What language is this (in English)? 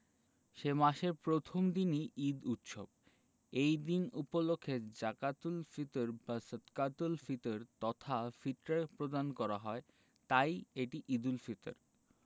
Bangla